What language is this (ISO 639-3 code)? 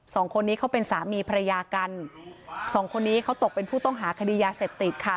tha